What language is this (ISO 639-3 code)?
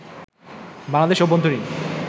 ben